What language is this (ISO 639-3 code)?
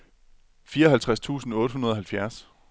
dan